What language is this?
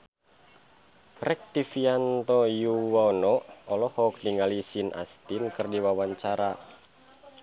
Sundanese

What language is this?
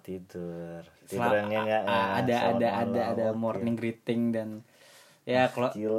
Indonesian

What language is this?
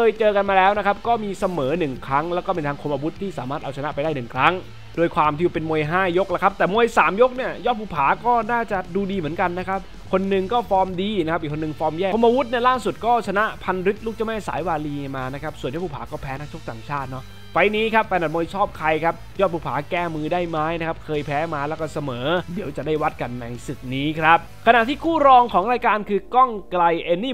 Thai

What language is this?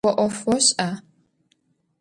Adyghe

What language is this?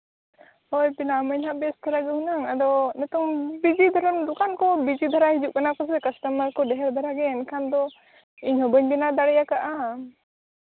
Santali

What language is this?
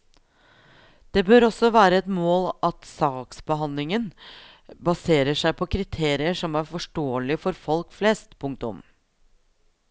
Norwegian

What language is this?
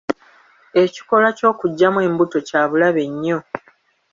Ganda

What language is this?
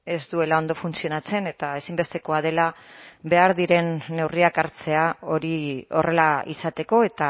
Basque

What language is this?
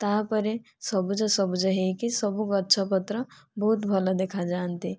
Odia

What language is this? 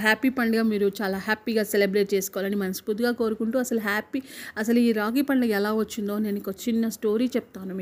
Telugu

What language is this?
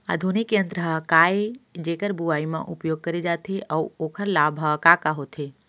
Chhattisgarhi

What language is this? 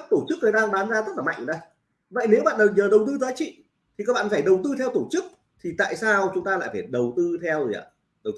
Vietnamese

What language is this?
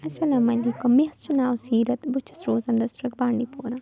Kashmiri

